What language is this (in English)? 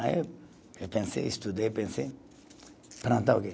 Portuguese